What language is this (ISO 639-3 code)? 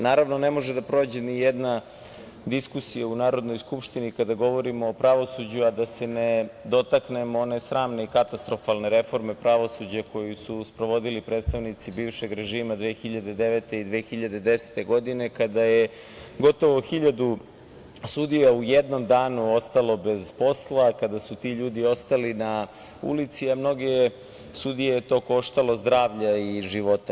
srp